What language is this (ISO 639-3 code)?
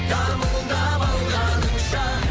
kaz